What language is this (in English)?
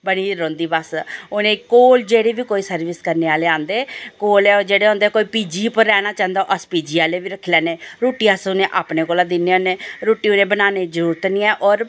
Dogri